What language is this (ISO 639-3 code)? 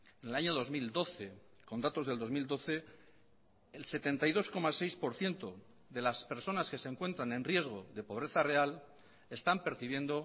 spa